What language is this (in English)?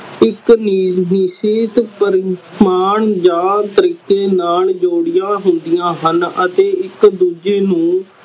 Punjabi